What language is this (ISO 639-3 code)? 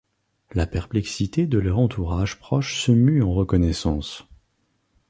fra